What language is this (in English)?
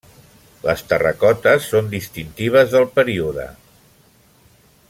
Catalan